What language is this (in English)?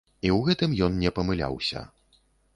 Belarusian